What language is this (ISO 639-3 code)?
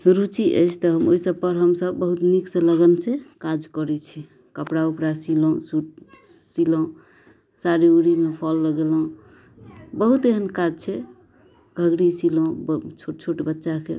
mai